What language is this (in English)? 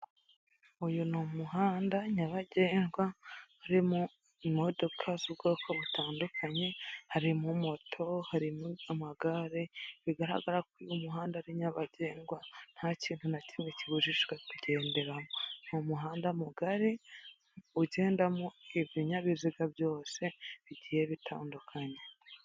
Kinyarwanda